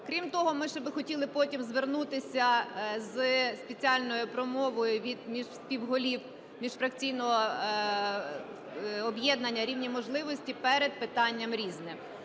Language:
Ukrainian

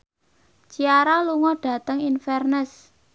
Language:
Javanese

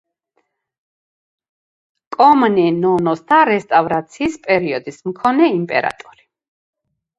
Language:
Georgian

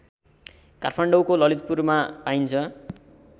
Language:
Nepali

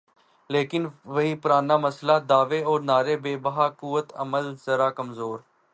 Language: Urdu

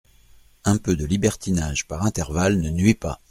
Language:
French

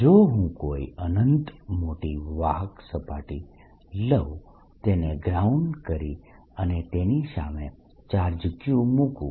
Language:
Gujarati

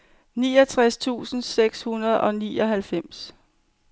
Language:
Danish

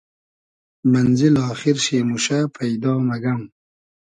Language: Hazaragi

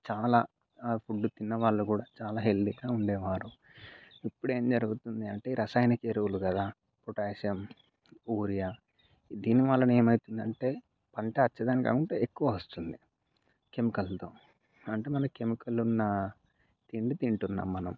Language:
Telugu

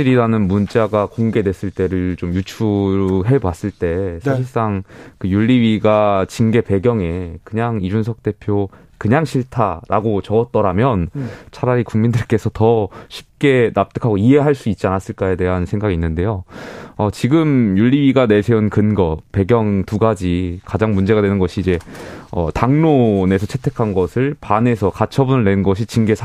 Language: Korean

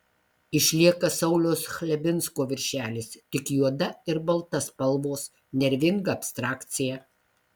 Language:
Lithuanian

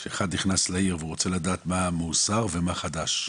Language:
Hebrew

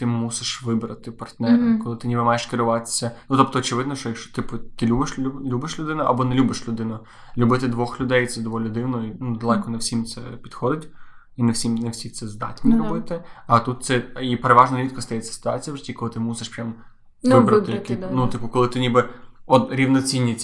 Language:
Ukrainian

